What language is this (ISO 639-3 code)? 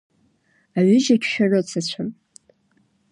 abk